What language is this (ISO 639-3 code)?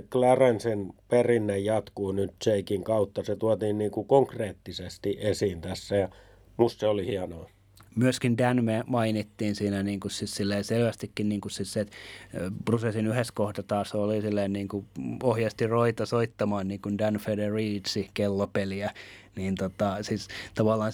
fin